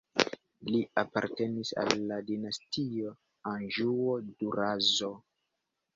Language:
Esperanto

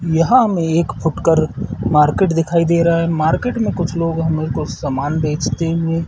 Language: Hindi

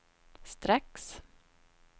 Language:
Swedish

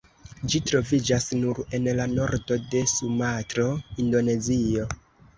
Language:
Esperanto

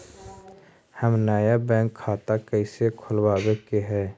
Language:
Magahi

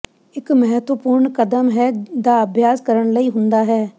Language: Punjabi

